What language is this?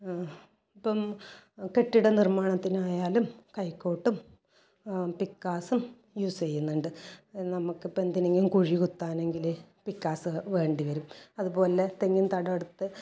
Malayalam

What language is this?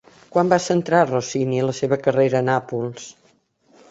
Catalan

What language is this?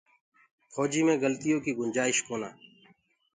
Gurgula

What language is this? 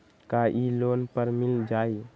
Magahi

